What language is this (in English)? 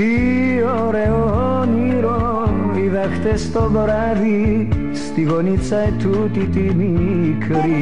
Greek